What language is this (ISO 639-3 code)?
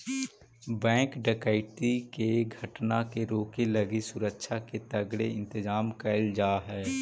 mag